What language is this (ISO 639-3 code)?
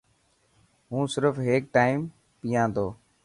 mki